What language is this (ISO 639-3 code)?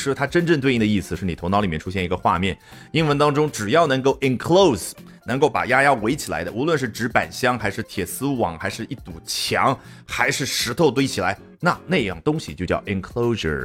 zho